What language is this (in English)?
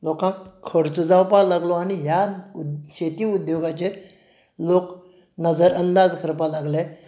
Konkani